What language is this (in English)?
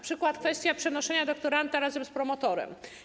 Polish